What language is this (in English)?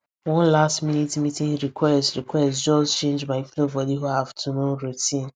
Nigerian Pidgin